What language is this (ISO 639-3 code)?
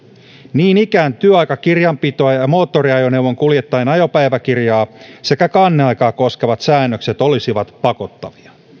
fin